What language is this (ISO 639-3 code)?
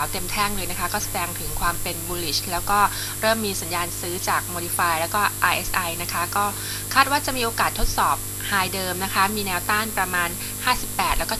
tha